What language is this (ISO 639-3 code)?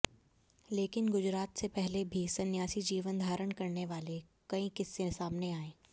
hin